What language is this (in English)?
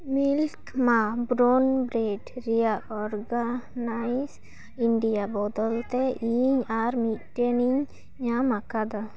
Santali